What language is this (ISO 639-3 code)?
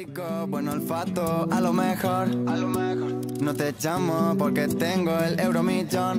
ron